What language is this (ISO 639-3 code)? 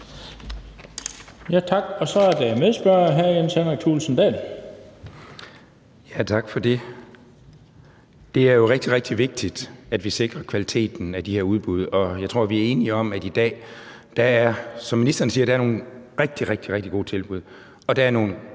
dan